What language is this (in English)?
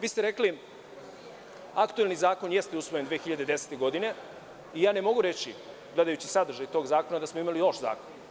Serbian